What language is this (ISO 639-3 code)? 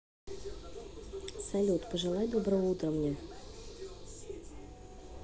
rus